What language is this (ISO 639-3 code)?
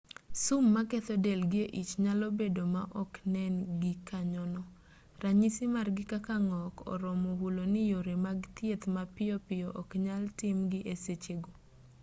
luo